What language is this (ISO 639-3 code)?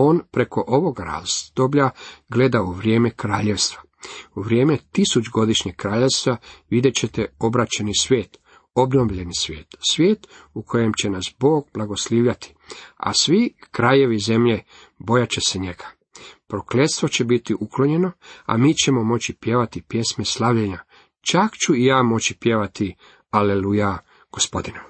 hrv